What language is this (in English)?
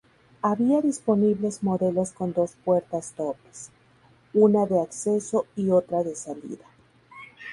Spanish